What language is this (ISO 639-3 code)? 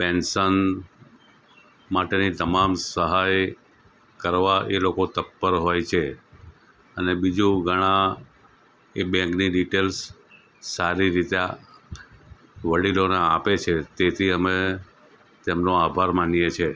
guj